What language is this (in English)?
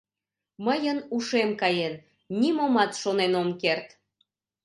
Mari